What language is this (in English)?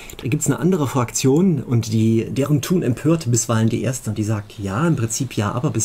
German